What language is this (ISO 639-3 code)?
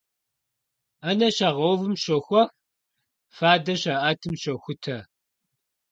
kbd